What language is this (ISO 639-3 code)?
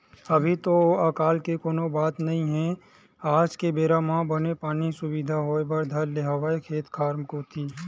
hne